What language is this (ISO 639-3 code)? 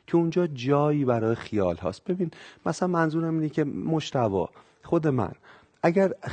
fas